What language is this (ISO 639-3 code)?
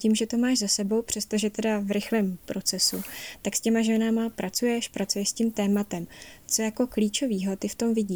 ces